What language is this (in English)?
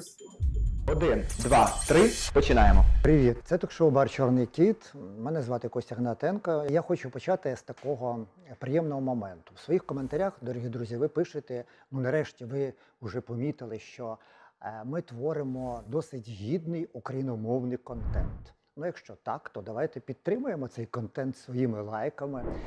Ukrainian